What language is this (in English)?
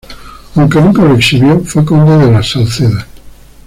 Spanish